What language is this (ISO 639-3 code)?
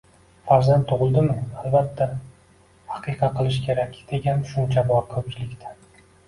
uzb